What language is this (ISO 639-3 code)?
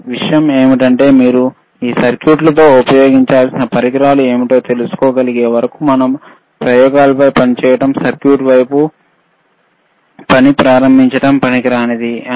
tel